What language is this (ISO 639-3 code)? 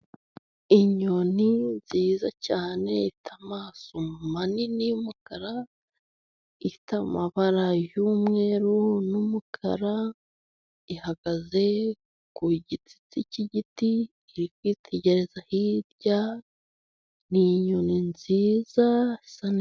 kin